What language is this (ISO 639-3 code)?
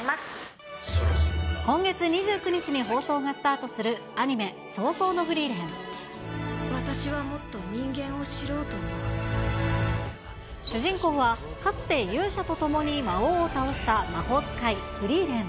jpn